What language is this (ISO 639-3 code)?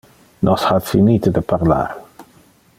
ina